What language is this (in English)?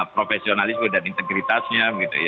Indonesian